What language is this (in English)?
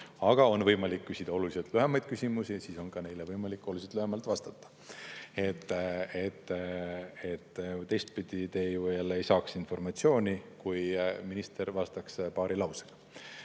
Estonian